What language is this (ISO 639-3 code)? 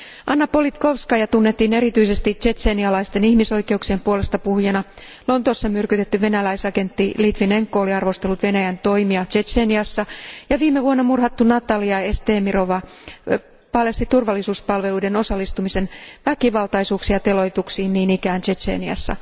fin